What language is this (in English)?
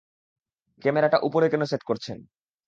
Bangla